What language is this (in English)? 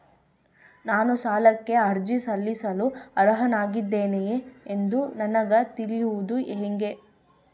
Kannada